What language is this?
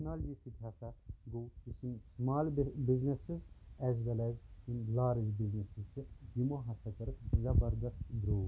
Kashmiri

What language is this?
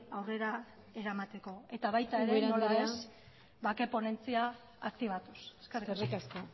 Basque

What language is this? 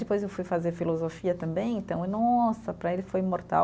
Portuguese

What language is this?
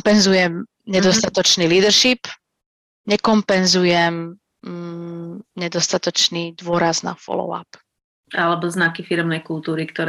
Slovak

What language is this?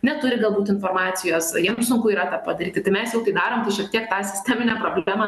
Lithuanian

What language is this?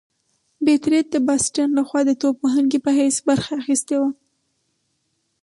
Pashto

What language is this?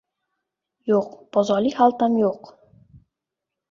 Uzbek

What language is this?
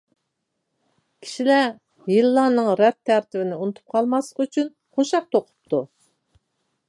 Uyghur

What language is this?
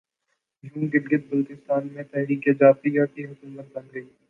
Urdu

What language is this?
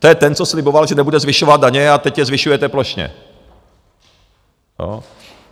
Czech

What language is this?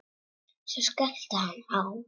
Icelandic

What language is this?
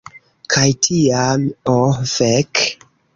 Esperanto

